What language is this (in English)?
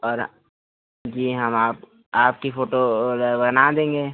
Hindi